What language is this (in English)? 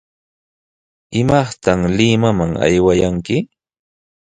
Sihuas Ancash Quechua